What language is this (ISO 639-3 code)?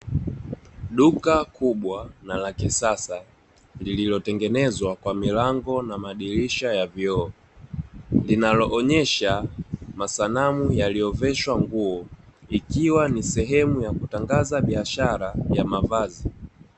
swa